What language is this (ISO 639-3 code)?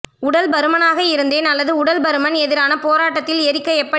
tam